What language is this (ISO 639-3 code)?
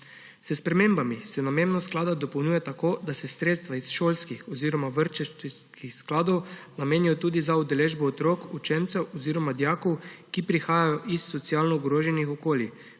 slv